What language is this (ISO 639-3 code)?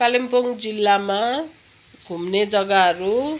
nep